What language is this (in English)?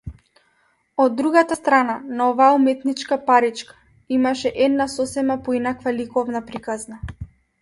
Macedonian